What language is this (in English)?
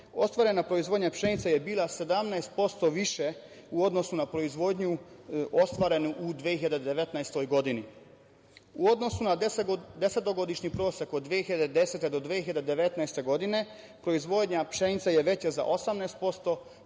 Serbian